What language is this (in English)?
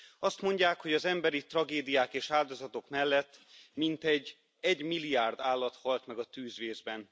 Hungarian